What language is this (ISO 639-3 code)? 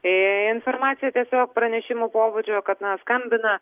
lit